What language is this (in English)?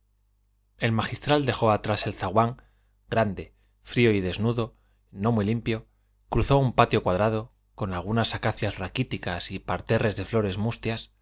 Spanish